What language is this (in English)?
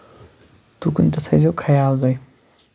Kashmiri